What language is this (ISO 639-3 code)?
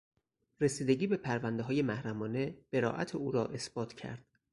fas